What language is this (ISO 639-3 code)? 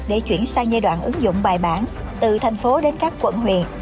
vie